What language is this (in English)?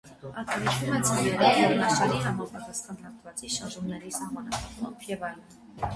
Armenian